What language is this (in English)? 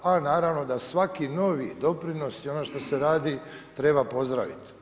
Croatian